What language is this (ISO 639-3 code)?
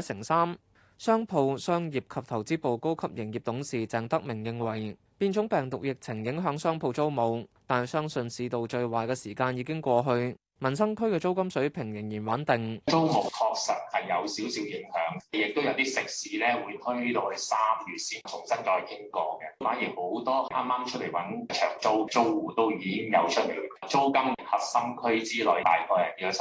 zho